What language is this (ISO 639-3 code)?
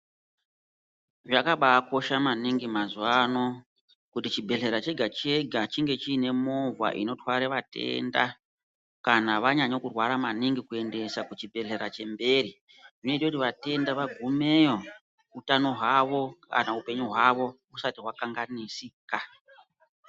ndc